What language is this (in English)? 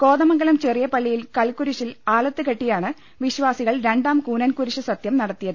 Malayalam